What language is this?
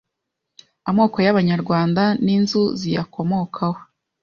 Kinyarwanda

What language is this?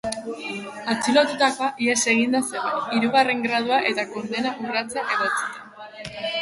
Basque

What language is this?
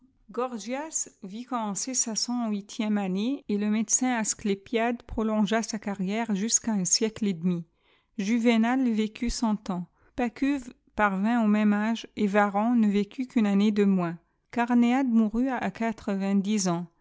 French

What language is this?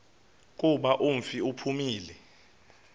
Xhosa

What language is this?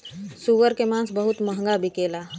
Bhojpuri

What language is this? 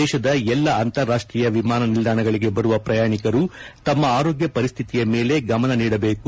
Kannada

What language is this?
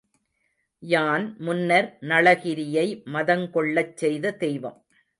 Tamil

